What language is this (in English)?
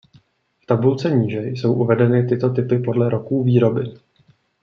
Czech